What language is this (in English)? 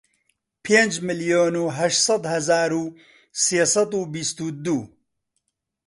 Central Kurdish